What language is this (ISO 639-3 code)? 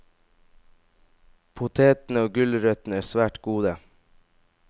nor